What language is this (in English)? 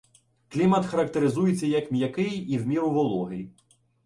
Ukrainian